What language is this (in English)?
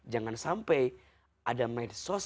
Indonesian